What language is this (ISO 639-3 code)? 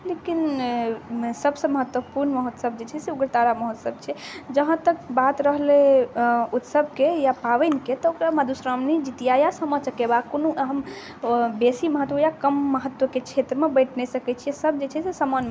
mai